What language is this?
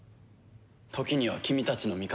Japanese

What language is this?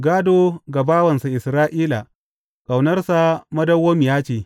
Hausa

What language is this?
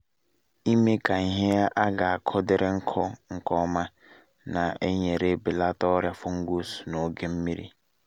Igbo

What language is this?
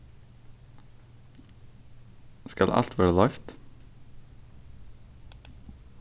Faroese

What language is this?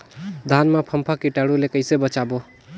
Chhattisgarhi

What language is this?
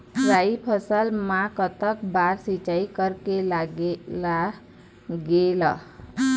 Chhattisgarhi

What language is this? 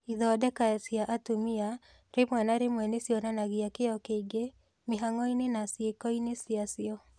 Kikuyu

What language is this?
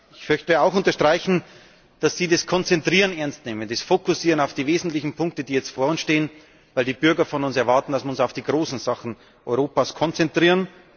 German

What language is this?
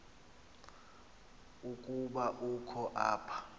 Xhosa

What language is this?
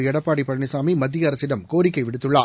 Tamil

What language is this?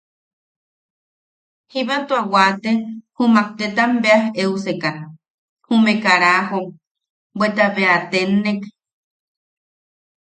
Yaqui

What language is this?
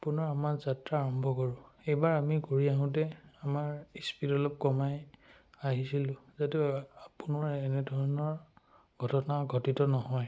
Assamese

